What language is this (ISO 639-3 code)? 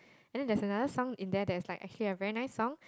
eng